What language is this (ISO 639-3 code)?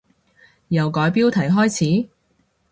yue